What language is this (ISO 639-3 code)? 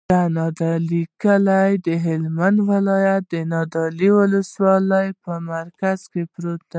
pus